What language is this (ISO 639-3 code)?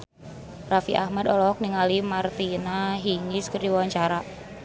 sun